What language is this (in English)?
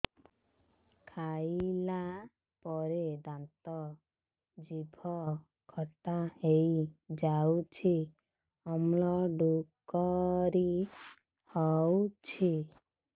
Odia